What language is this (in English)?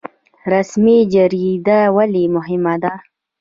Pashto